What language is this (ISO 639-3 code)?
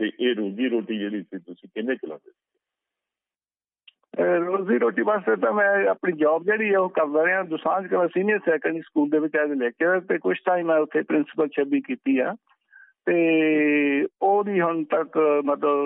pan